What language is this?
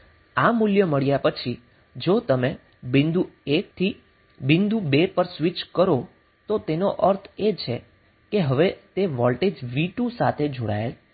Gujarati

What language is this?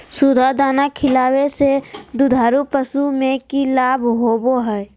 Magahi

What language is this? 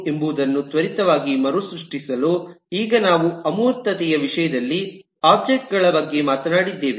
Kannada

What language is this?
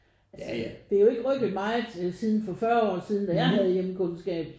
Danish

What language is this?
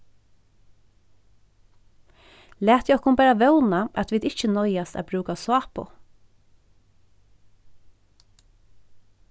Faroese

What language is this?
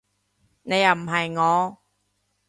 Cantonese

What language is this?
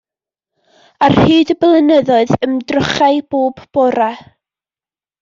Welsh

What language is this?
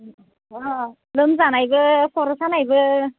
Bodo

